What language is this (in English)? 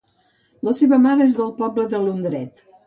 Catalan